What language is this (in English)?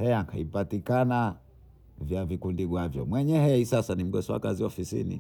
Bondei